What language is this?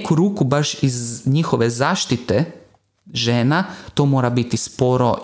Croatian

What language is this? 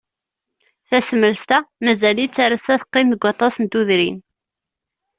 Kabyle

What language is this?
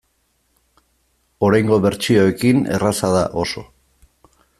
Basque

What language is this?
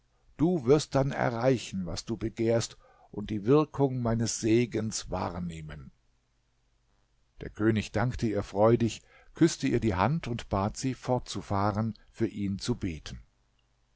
German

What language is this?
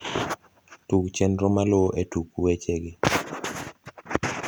Luo (Kenya and Tanzania)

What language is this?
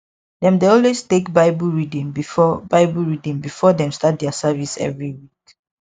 Nigerian Pidgin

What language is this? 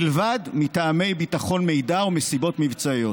Hebrew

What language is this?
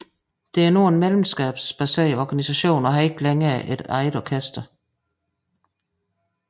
Danish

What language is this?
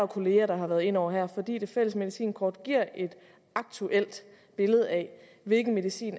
Danish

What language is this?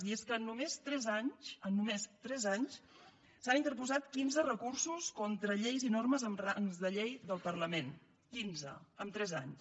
Catalan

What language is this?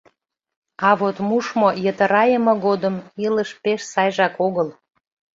Mari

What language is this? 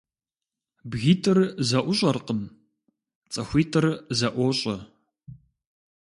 Kabardian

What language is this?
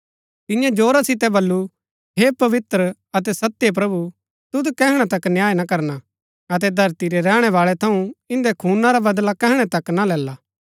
Gaddi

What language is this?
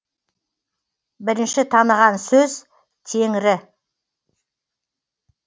Kazakh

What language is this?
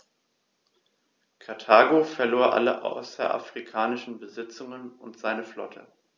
German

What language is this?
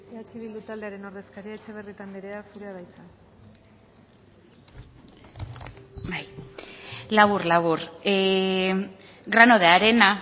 Basque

